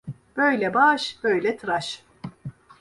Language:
Turkish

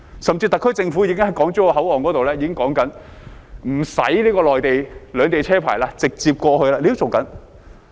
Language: Cantonese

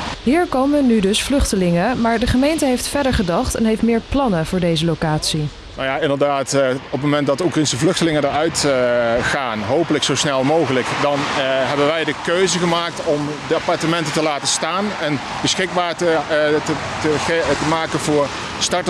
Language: Dutch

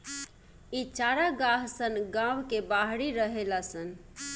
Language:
Bhojpuri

